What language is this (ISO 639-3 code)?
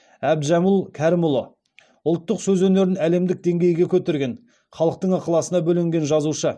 kaz